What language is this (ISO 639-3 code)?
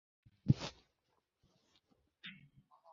ben